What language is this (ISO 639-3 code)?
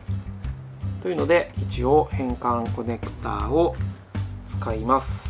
jpn